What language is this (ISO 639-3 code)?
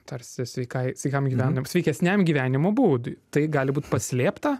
lit